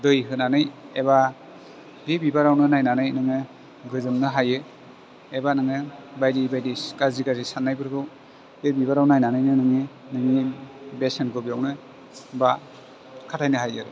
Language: Bodo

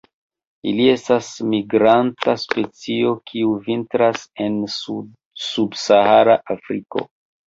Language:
Esperanto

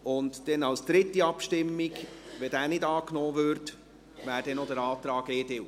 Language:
Swiss German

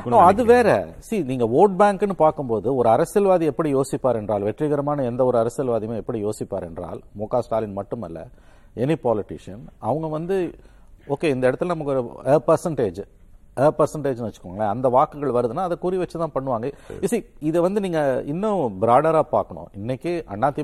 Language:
Tamil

